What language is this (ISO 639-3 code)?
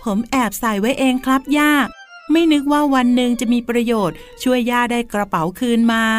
tha